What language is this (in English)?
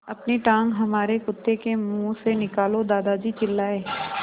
Hindi